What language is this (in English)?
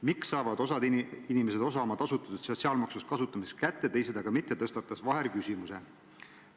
Estonian